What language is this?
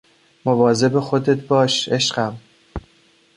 Persian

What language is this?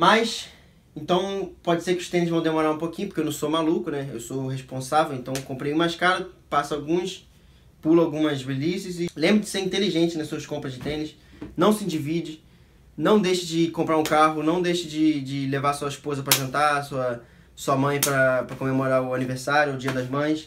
Portuguese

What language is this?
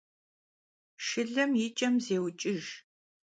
Kabardian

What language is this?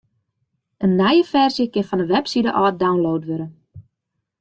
Western Frisian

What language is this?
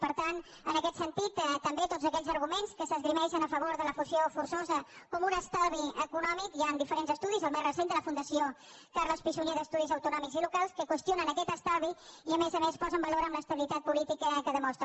Catalan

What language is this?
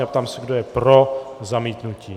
Czech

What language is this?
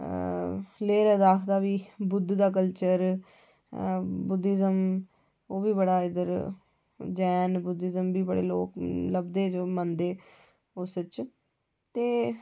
Dogri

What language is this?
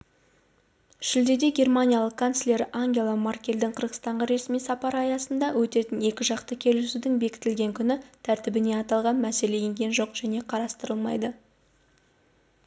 Kazakh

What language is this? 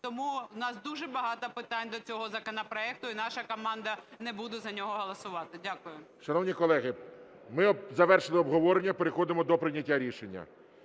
Ukrainian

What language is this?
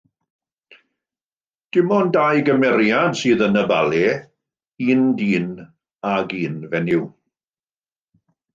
Welsh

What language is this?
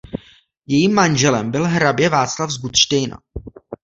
Czech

